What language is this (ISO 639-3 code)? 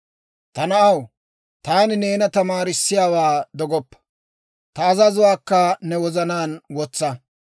dwr